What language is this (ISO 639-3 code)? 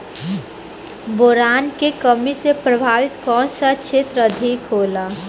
bho